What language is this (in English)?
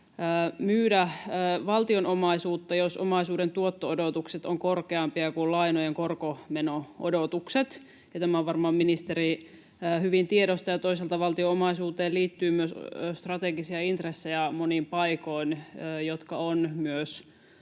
Finnish